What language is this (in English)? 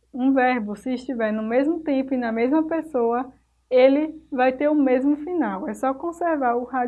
Portuguese